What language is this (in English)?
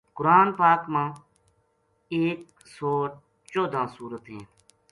Gujari